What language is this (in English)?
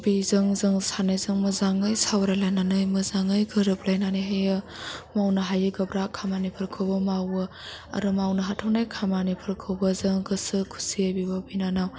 Bodo